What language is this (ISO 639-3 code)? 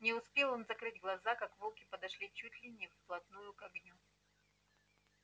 rus